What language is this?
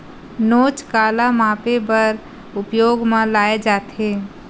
Chhattisgarhi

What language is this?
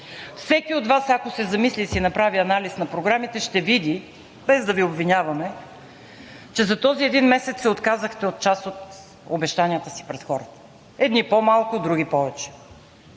Bulgarian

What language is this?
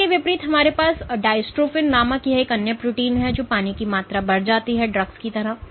Hindi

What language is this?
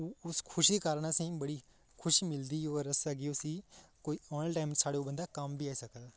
Dogri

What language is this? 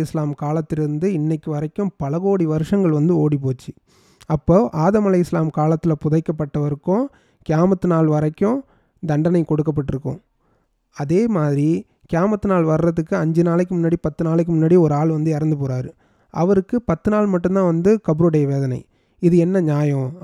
Tamil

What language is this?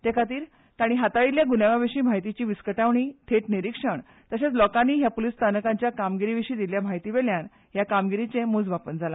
Konkani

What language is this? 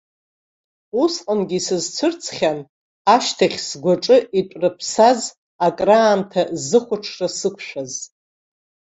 Abkhazian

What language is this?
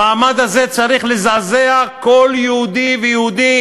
Hebrew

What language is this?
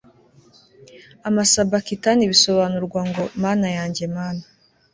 Kinyarwanda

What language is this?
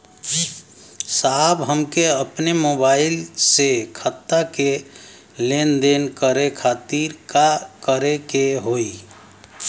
Bhojpuri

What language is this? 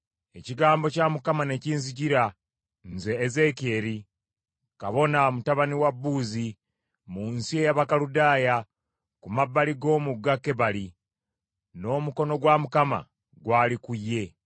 Ganda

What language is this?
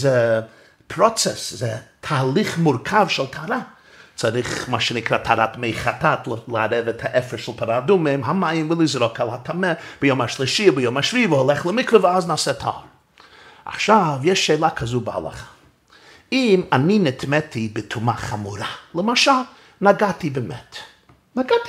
Hebrew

